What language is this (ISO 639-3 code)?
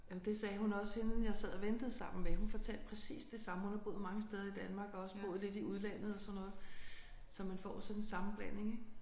dan